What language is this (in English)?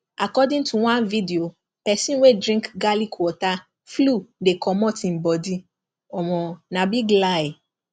Nigerian Pidgin